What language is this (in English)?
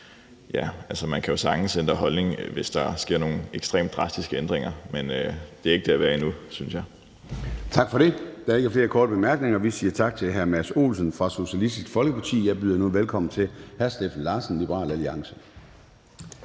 Danish